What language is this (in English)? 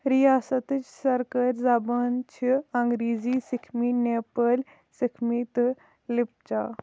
Kashmiri